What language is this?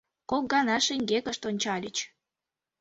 Mari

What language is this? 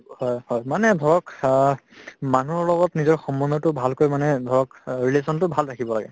Assamese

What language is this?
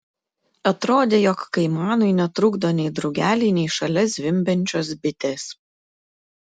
Lithuanian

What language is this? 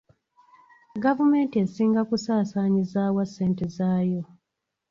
Ganda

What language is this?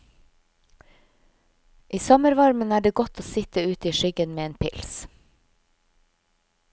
Norwegian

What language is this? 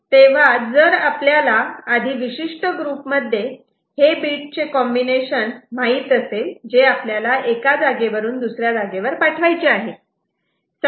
Marathi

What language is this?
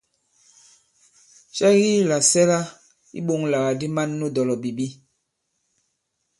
Bankon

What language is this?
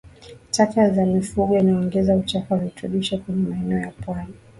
Swahili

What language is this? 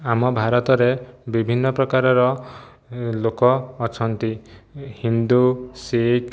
Odia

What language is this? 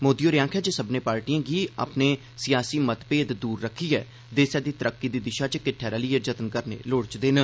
Dogri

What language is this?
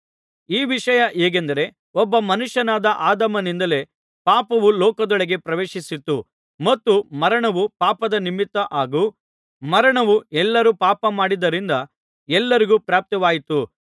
Kannada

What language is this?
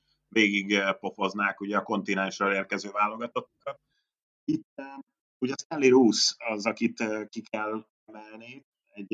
Hungarian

